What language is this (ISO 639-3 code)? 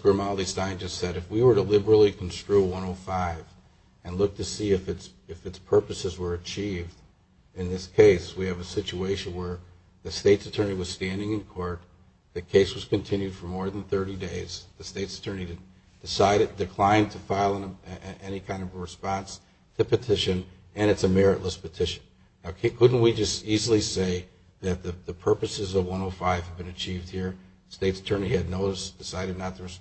eng